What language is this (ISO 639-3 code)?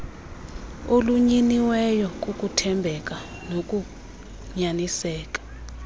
xho